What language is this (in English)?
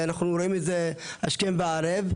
Hebrew